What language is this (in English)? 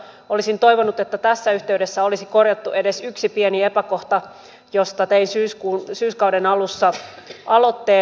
Finnish